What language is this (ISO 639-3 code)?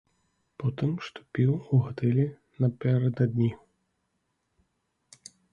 bel